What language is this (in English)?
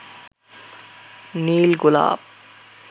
Bangla